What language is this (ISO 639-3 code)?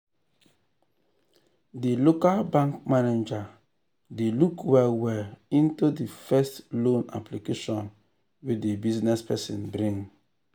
pcm